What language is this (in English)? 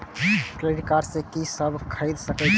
Maithili